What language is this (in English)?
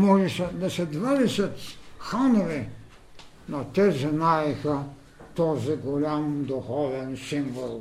Bulgarian